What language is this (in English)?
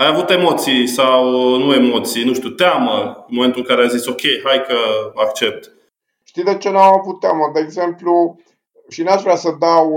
Romanian